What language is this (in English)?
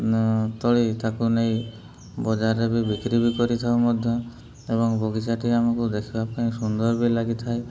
Odia